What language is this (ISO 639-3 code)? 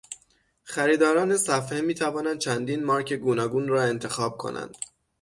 fas